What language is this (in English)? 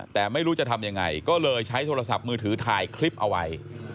Thai